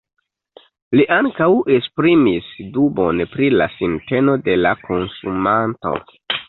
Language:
Esperanto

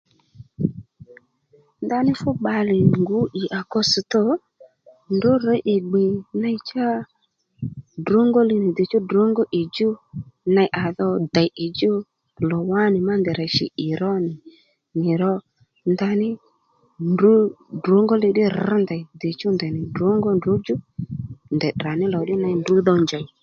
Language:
Lendu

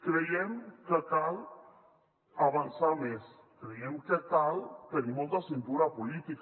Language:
Catalan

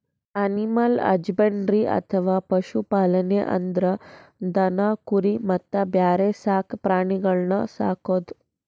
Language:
Kannada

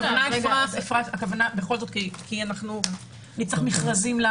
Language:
Hebrew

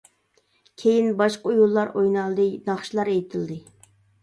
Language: Uyghur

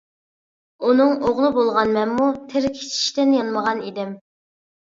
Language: Uyghur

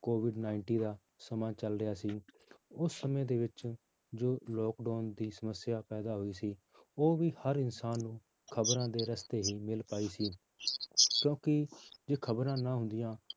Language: Punjabi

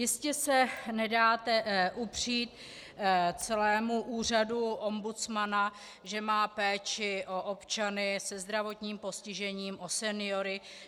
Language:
Czech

